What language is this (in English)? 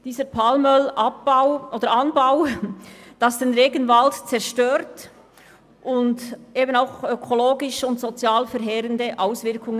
Swiss German